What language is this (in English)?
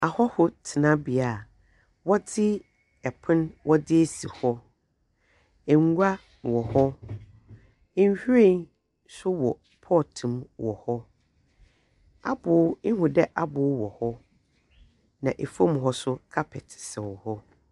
Akan